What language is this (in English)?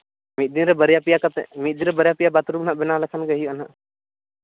Santali